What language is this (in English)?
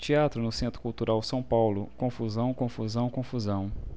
Portuguese